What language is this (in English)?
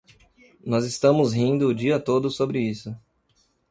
Portuguese